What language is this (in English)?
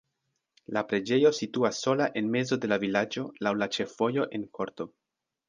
Esperanto